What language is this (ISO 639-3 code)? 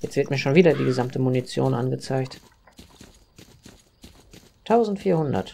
deu